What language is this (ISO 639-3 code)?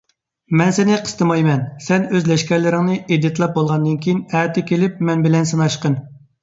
uig